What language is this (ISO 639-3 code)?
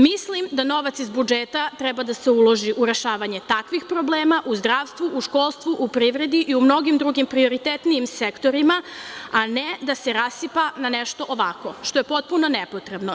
srp